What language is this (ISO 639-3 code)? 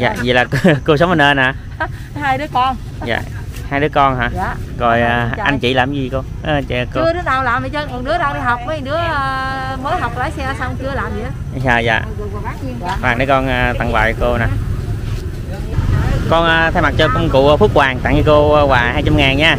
vie